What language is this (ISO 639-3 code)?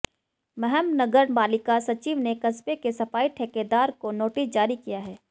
hin